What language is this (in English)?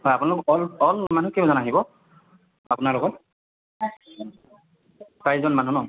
Assamese